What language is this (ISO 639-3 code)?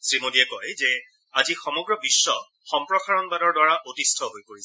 asm